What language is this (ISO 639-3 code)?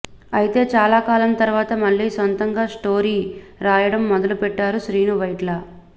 tel